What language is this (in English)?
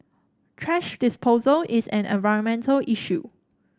English